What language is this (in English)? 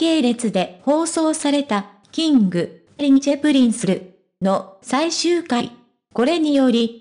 Japanese